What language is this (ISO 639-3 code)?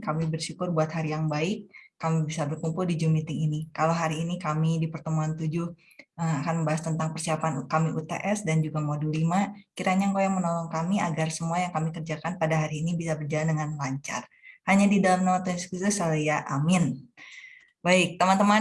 ind